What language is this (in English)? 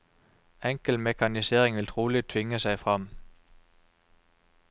Norwegian